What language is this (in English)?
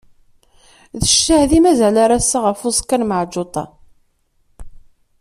Kabyle